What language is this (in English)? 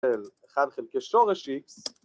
Hebrew